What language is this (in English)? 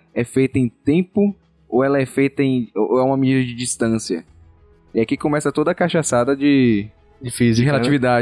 Portuguese